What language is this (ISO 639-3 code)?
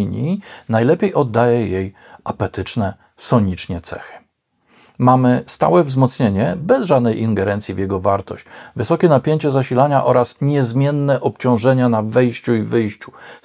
pol